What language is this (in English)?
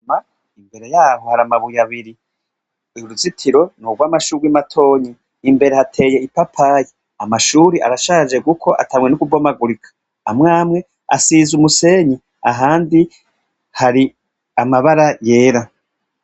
Rundi